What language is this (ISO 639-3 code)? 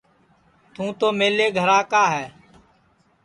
ssi